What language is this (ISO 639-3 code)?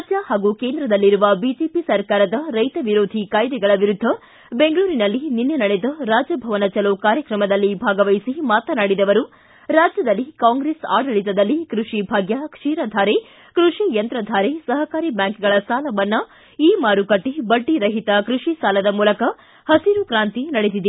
kan